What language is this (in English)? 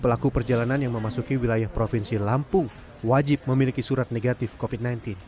Indonesian